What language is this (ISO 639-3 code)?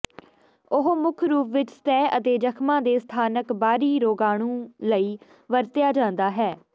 pan